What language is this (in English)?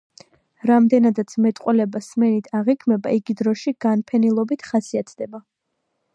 Georgian